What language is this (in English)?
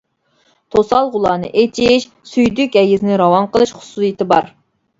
Uyghur